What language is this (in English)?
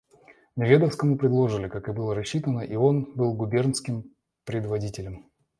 Russian